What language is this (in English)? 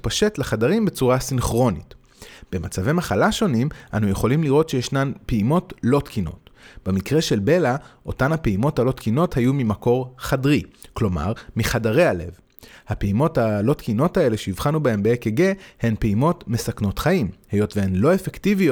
Hebrew